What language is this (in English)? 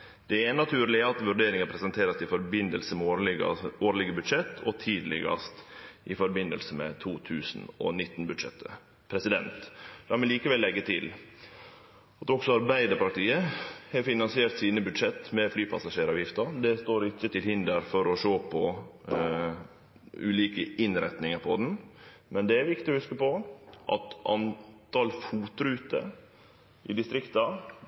Norwegian Nynorsk